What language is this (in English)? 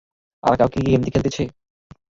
Bangla